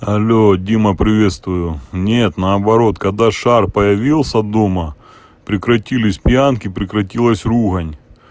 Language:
Russian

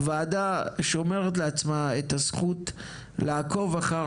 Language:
Hebrew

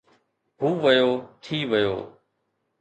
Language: Sindhi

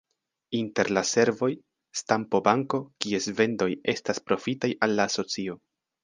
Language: Esperanto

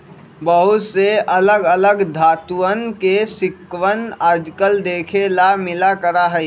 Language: Magahi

